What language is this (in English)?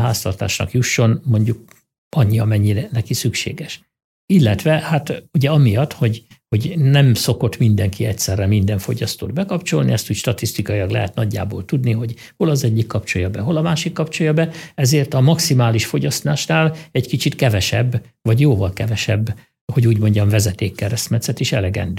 Hungarian